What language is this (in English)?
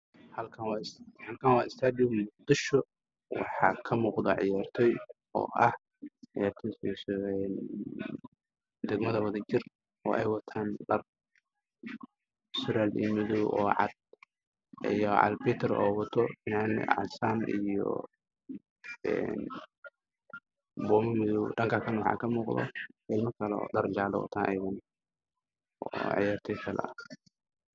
Somali